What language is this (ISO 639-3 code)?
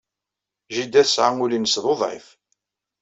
kab